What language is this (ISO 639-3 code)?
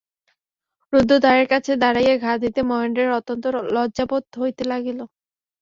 ben